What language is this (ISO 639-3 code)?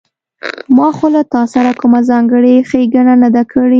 pus